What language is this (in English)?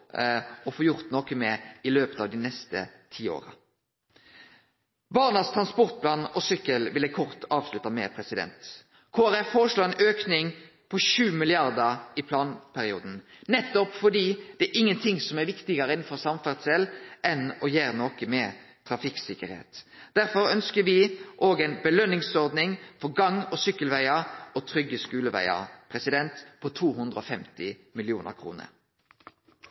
Norwegian Nynorsk